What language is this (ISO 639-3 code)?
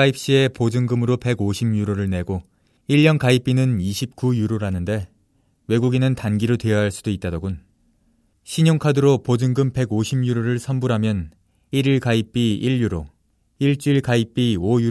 kor